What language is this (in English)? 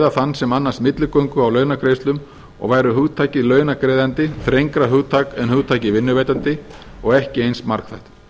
Icelandic